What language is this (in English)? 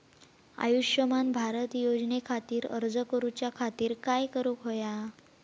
Marathi